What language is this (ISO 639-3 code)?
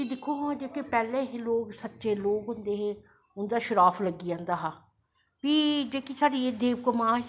doi